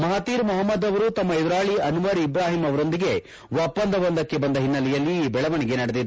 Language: Kannada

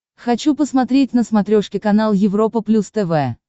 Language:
Russian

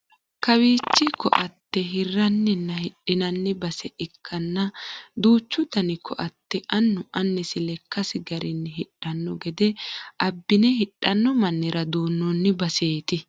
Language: Sidamo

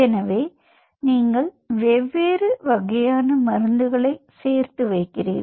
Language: Tamil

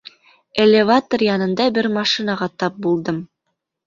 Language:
Bashkir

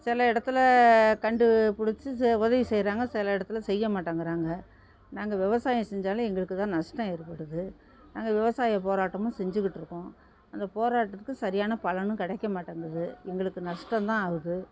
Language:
Tamil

